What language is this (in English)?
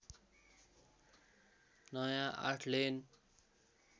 Nepali